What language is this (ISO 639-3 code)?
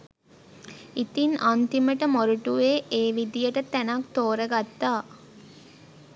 sin